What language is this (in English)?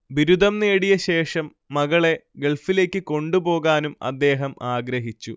Malayalam